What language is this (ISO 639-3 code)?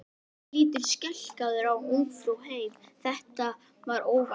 isl